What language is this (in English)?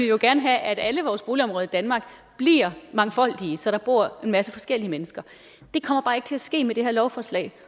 Danish